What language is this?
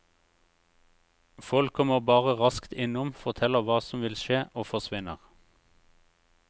Norwegian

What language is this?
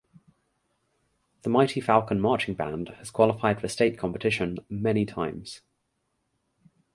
English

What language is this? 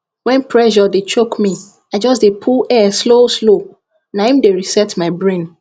Nigerian Pidgin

